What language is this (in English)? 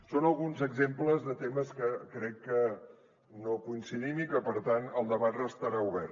Catalan